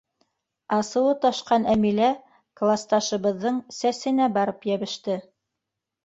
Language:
Bashkir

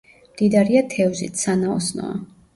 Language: Georgian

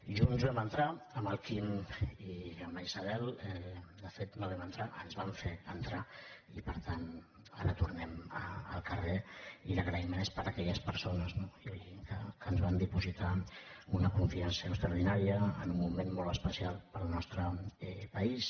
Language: Catalan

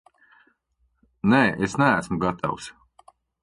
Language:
Latvian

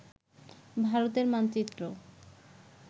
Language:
Bangla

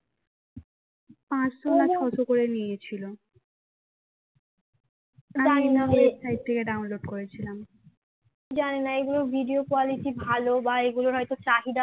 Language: Bangla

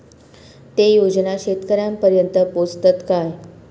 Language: Marathi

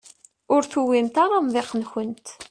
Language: Kabyle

